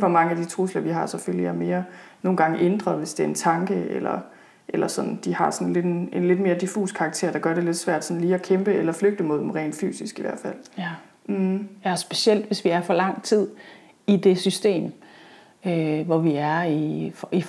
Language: Danish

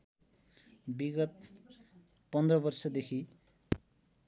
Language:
Nepali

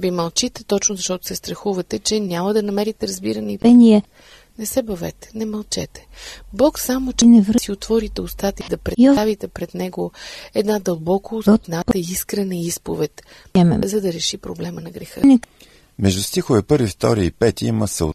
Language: Bulgarian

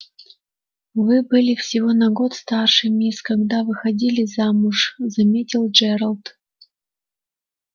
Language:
Russian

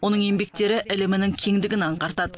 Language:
Kazakh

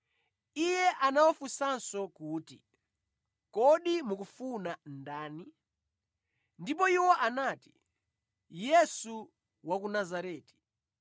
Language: Nyanja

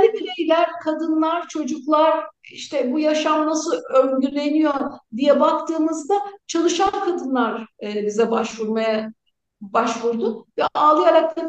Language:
Turkish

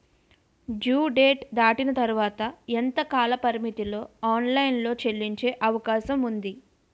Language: Telugu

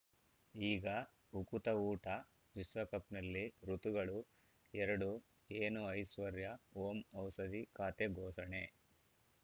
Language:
Kannada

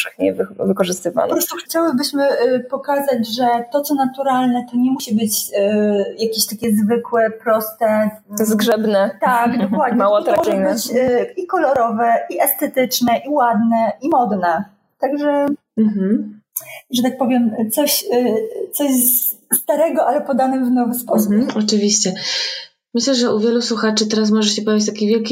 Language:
Polish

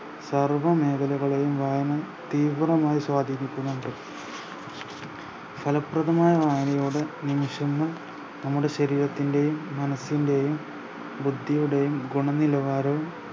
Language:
Malayalam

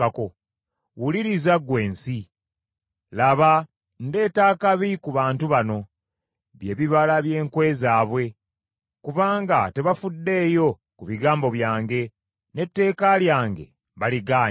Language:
Ganda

